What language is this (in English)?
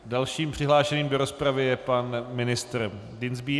Czech